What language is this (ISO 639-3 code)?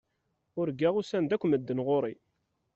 kab